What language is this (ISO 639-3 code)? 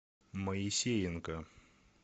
rus